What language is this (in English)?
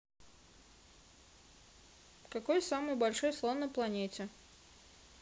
Russian